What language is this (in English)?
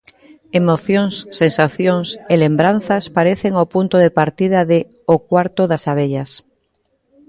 Galician